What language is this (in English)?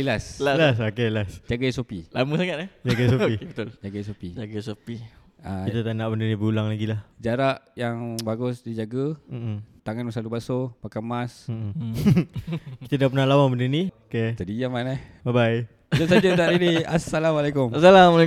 Malay